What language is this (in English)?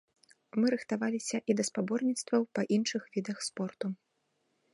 Belarusian